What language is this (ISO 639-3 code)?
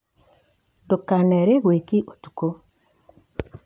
kik